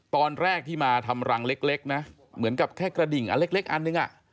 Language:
Thai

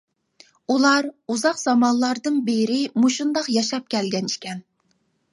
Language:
Uyghur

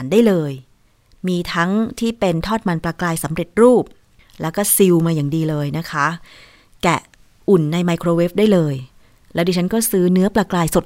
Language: Thai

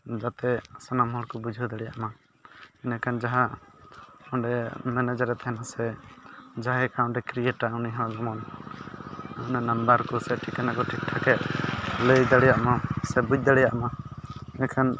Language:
Santali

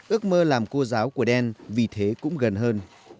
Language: Vietnamese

